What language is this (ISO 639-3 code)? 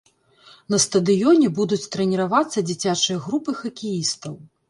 bel